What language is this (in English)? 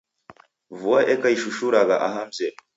Taita